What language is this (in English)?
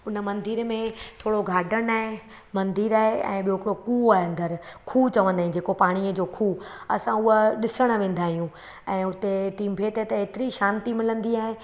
Sindhi